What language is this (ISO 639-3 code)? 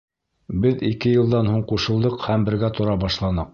bak